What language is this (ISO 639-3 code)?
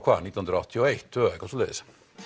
isl